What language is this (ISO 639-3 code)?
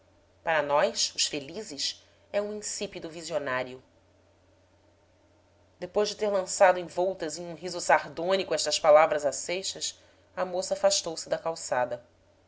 por